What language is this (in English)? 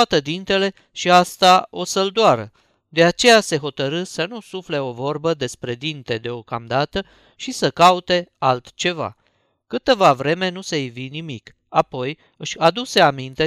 Romanian